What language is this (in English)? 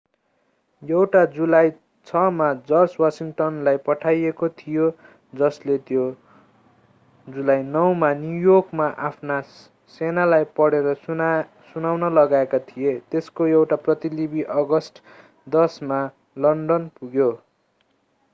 Nepali